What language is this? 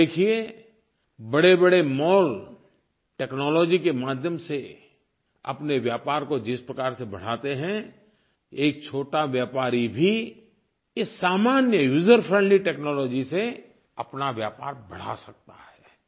Hindi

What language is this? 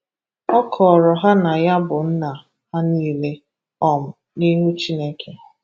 Igbo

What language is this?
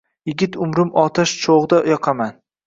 Uzbek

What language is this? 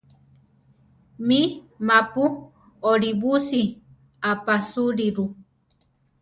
Central Tarahumara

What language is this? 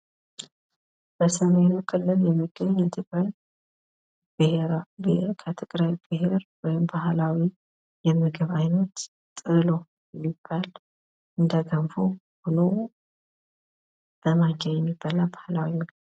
Amharic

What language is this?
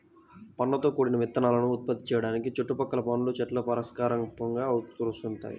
Telugu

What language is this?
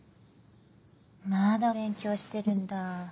Japanese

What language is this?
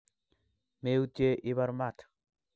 Kalenjin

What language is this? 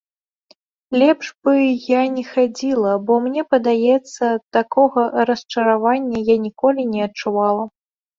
Belarusian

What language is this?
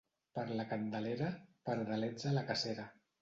Catalan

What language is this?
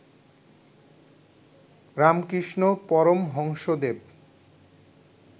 Bangla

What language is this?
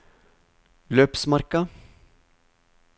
Norwegian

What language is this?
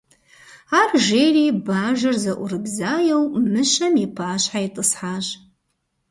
Kabardian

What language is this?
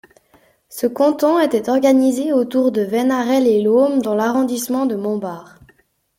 French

